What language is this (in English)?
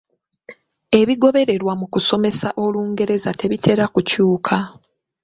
Ganda